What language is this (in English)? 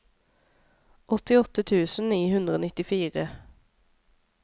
Norwegian